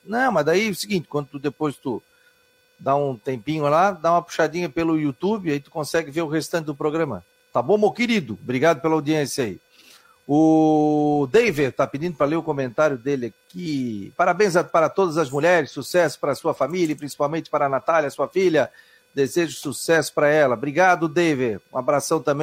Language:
Portuguese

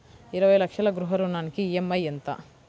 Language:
Telugu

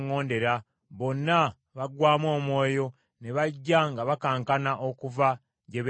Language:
Ganda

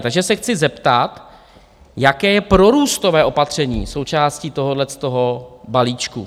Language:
Czech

